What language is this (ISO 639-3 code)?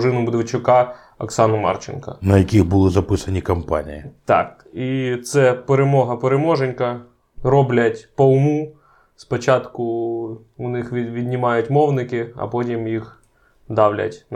ukr